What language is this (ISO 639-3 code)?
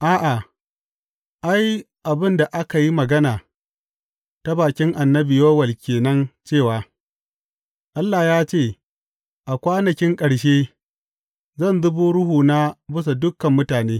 hau